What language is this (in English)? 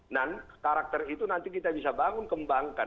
Indonesian